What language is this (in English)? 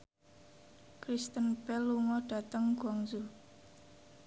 Javanese